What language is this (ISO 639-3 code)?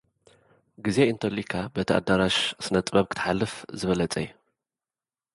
tir